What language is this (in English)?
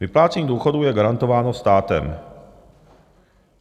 Czech